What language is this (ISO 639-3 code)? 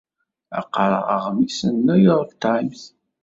kab